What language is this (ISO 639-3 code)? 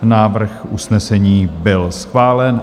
ces